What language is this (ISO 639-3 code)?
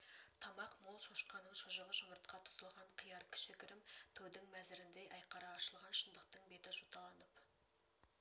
kaz